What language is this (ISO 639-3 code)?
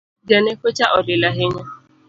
luo